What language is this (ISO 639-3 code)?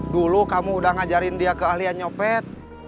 ind